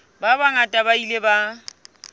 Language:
Southern Sotho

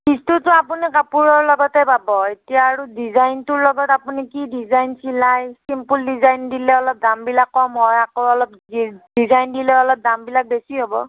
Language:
Assamese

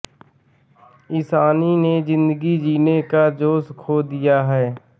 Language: Hindi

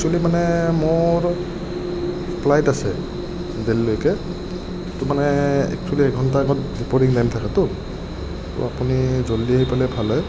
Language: Assamese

